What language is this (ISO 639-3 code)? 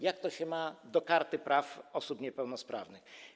pol